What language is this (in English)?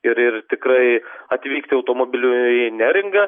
Lithuanian